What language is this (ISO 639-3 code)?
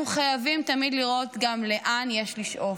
heb